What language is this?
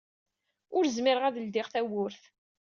Kabyle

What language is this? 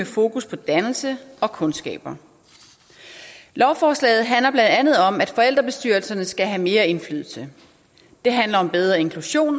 Danish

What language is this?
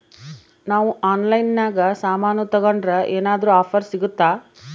Kannada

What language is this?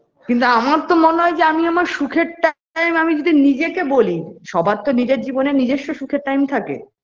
Bangla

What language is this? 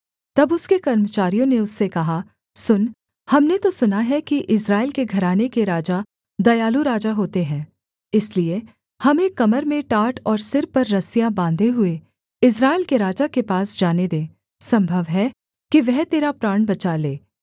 Hindi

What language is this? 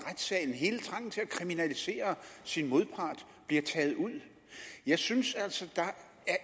Danish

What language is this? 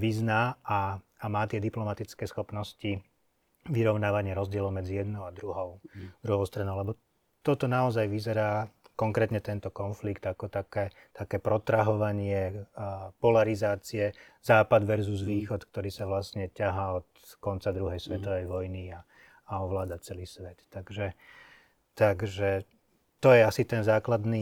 Slovak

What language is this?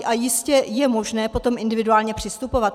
Czech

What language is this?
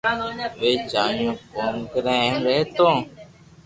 Loarki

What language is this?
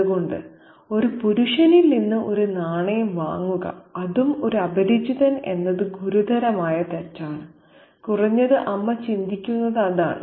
Malayalam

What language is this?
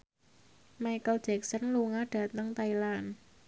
Javanese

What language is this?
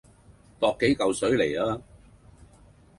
Cantonese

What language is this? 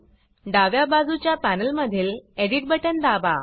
Marathi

